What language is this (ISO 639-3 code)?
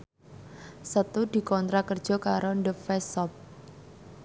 jav